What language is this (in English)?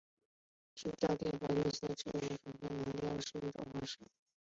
Chinese